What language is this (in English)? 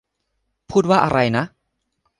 Thai